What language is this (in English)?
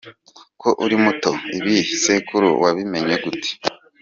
Kinyarwanda